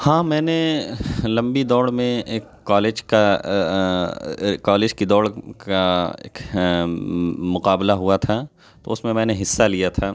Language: Urdu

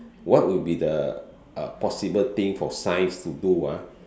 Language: English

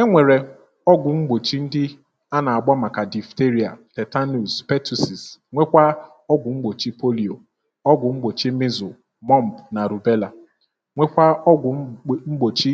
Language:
Igbo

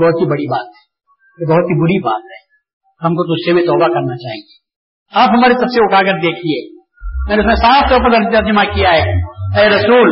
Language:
Urdu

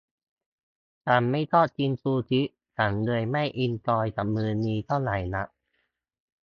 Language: Thai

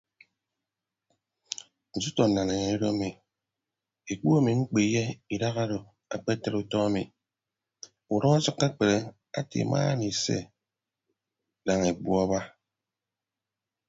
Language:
Ibibio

